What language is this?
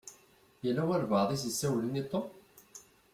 Kabyle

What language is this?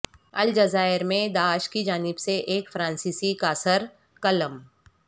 Urdu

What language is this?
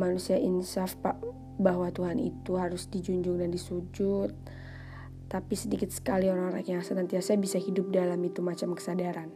Indonesian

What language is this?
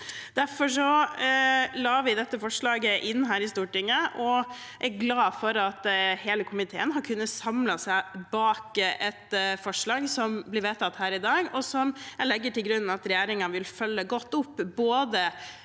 Norwegian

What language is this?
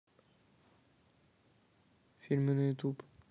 Russian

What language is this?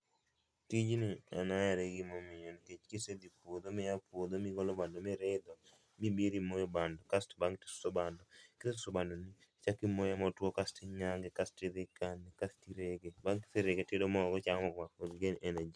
Luo (Kenya and Tanzania)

